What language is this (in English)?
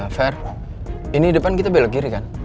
Indonesian